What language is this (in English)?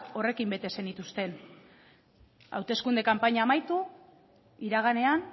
Basque